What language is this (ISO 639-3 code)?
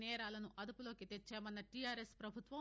tel